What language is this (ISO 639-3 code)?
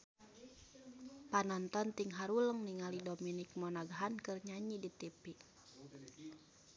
sun